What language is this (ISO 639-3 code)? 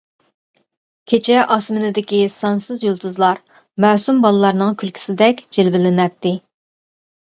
uig